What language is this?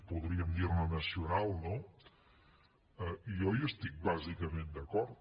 Catalan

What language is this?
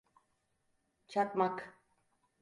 Turkish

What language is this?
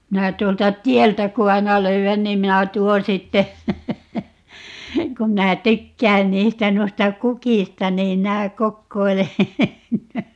Finnish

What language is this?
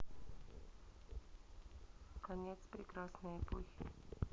Russian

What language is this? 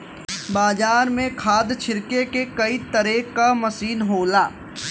Bhojpuri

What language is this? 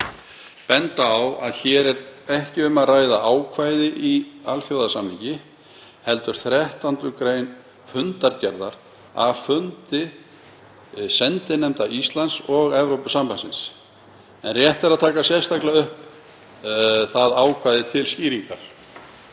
Icelandic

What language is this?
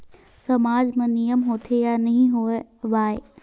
Chhattisgarhi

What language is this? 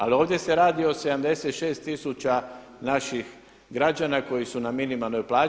Croatian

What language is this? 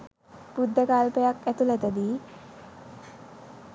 Sinhala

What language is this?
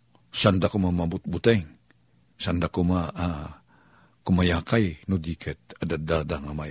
Filipino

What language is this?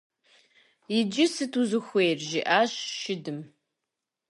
Kabardian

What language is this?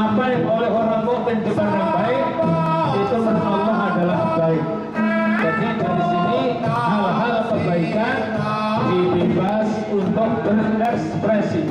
Indonesian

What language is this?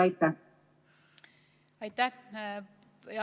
Estonian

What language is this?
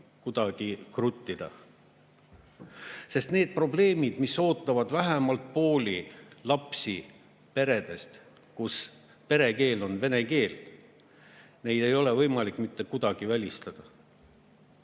Estonian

